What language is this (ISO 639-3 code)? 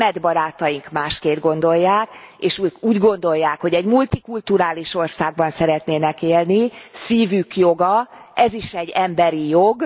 hun